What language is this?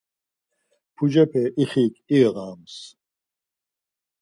Laz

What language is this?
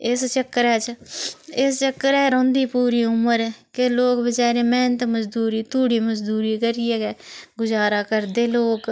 Dogri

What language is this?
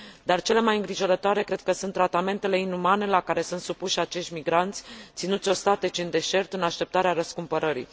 Romanian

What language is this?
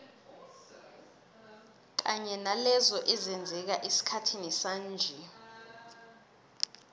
South Ndebele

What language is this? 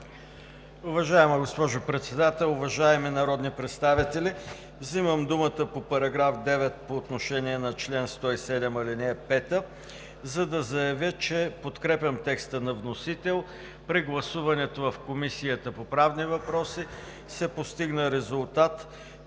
Bulgarian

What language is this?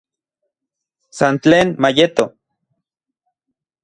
Central Puebla Nahuatl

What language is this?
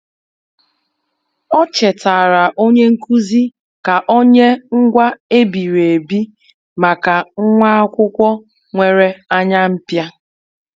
Igbo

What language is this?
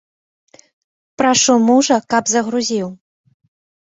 Belarusian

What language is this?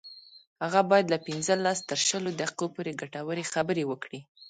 Pashto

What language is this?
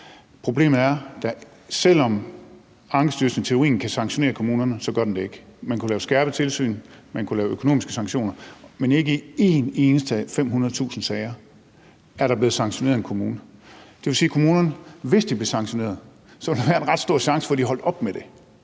Danish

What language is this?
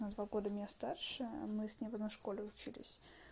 Russian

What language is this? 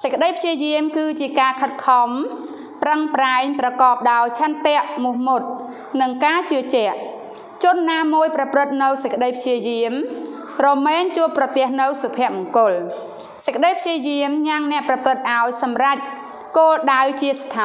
Thai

